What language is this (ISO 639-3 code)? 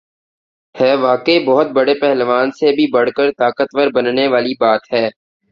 urd